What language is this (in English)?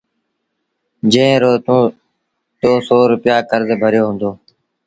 Sindhi Bhil